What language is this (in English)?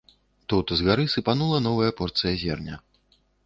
Belarusian